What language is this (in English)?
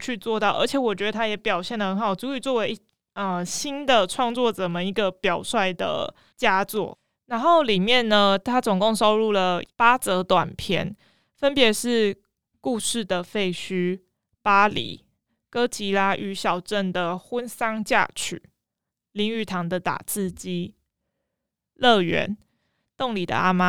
Chinese